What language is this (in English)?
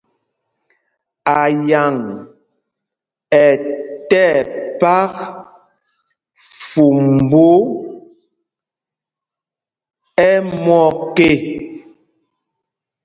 Mpumpong